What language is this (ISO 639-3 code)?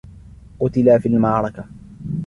ara